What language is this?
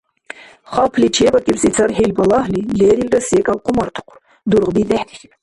Dargwa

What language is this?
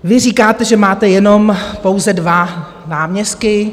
Czech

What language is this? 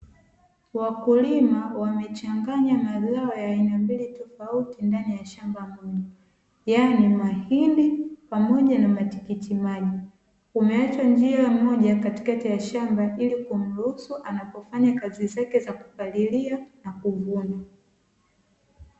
Swahili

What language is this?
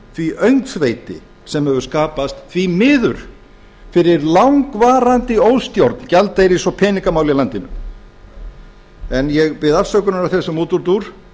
Icelandic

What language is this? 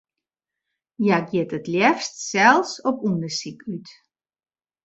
Western Frisian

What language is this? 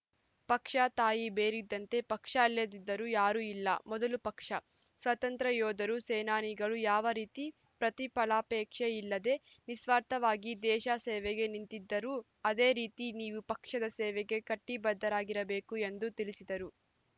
Kannada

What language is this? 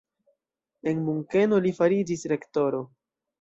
Esperanto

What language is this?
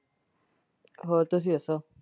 Punjabi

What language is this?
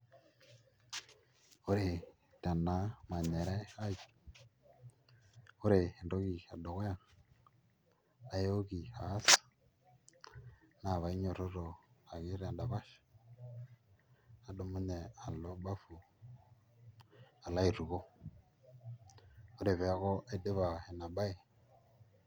Masai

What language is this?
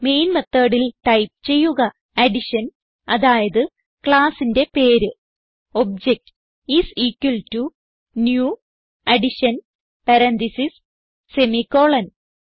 Malayalam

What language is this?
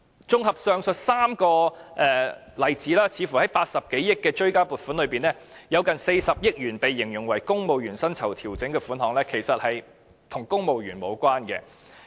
Cantonese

